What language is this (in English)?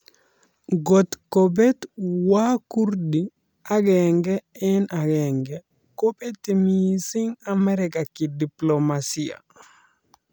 Kalenjin